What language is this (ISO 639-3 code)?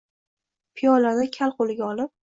uzb